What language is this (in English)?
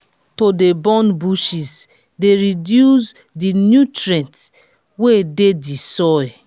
Nigerian Pidgin